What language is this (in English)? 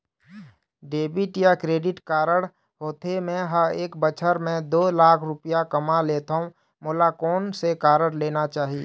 Chhattisgarhi